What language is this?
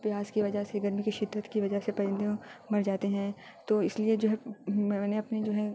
Urdu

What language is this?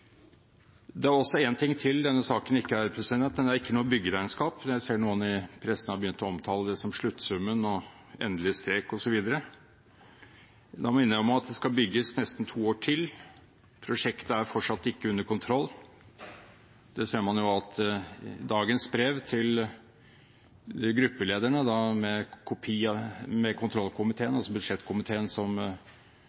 Norwegian Bokmål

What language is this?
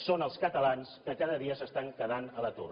Catalan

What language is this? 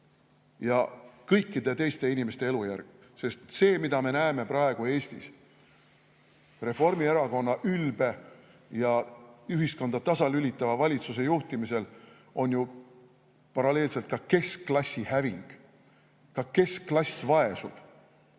Estonian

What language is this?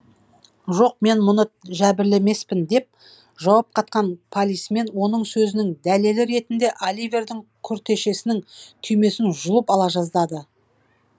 Kazakh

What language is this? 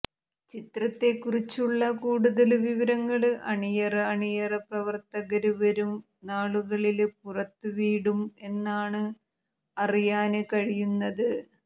Malayalam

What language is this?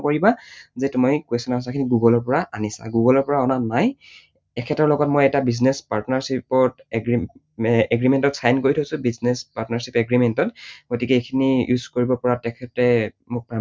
Assamese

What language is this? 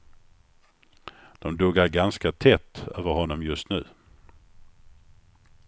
Swedish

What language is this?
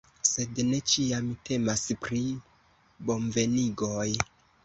Esperanto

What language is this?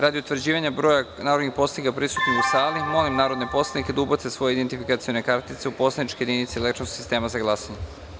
Serbian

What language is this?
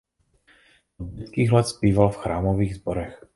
Czech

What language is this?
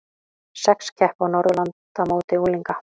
Icelandic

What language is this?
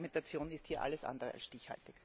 German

